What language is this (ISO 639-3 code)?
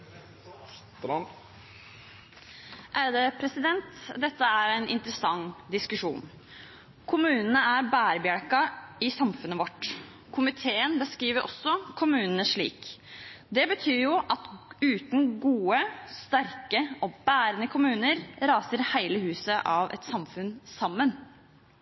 nor